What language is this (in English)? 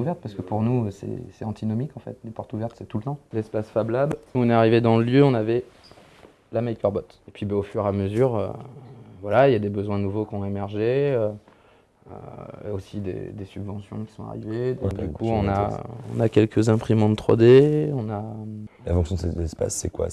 French